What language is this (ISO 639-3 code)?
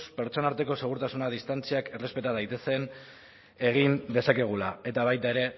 eus